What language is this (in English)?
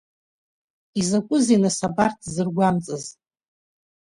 Abkhazian